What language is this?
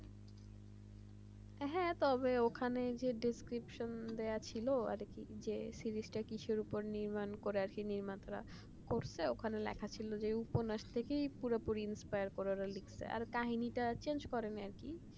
Bangla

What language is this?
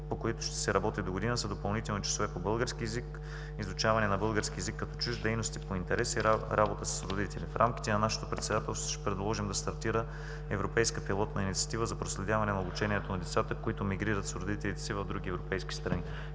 Bulgarian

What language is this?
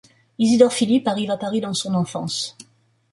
French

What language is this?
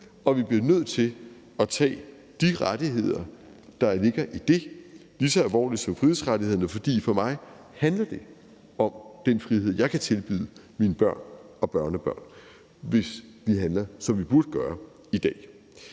Danish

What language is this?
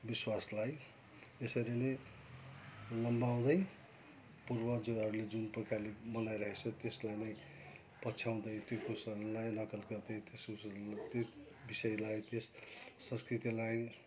Nepali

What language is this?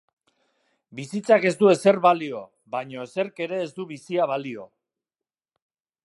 Basque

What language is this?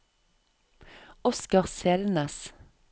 Norwegian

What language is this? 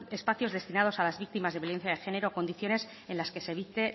Spanish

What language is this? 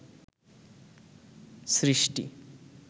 Bangla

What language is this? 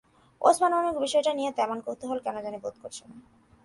Bangla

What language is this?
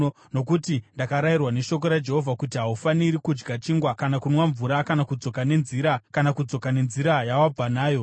Shona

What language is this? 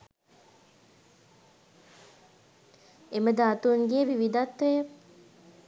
Sinhala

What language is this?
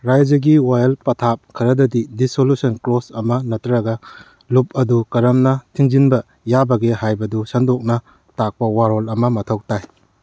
Manipuri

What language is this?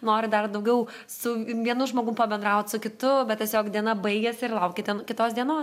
Lithuanian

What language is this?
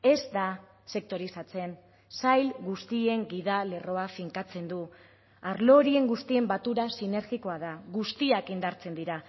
Basque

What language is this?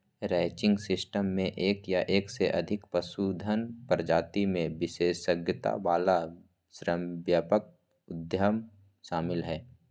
Magahi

